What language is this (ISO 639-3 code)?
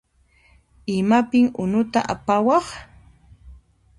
qxp